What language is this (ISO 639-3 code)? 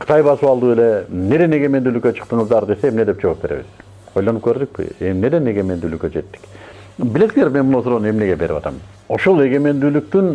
tur